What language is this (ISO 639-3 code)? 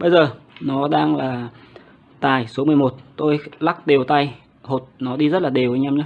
vie